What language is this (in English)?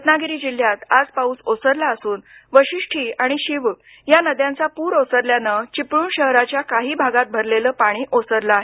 Marathi